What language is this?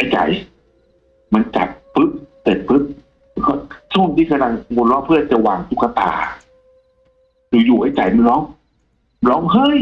Thai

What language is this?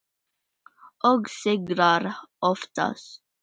Icelandic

